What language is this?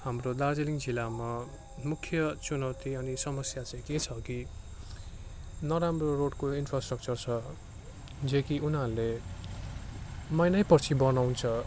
Nepali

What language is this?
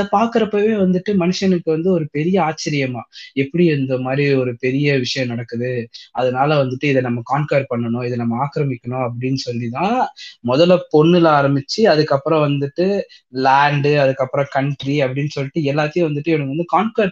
Tamil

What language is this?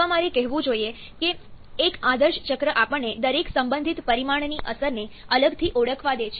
Gujarati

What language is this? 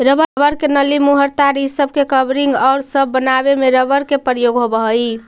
Magahi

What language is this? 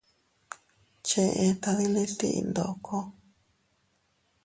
Teutila Cuicatec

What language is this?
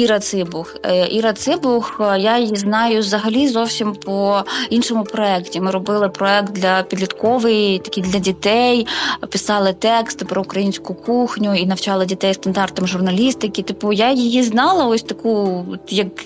Ukrainian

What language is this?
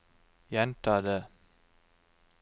Norwegian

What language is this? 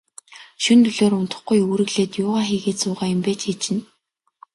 Mongolian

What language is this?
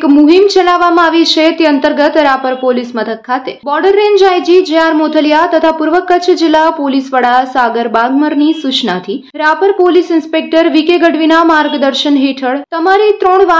Hindi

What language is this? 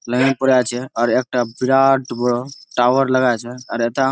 Bangla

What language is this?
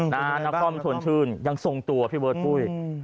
Thai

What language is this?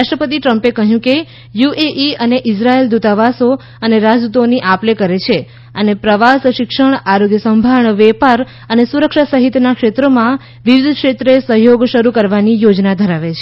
Gujarati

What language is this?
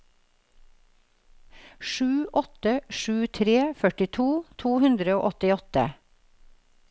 Norwegian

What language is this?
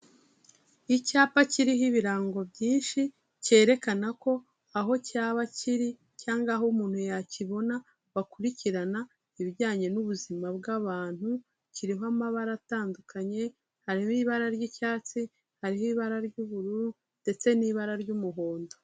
Kinyarwanda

